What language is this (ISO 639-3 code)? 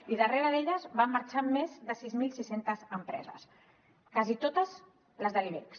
cat